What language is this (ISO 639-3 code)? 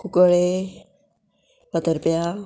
kok